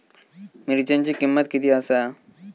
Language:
Marathi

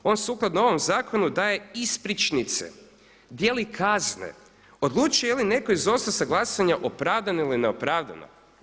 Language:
Croatian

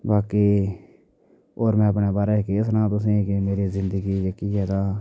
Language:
Dogri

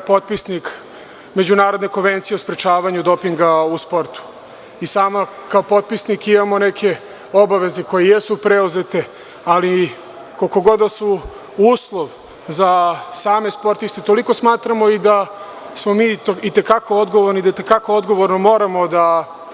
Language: Serbian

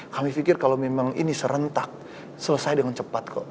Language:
Indonesian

